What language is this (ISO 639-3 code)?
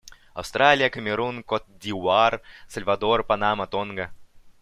rus